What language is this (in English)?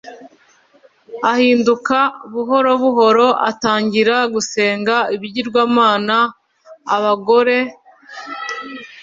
Kinyarwanda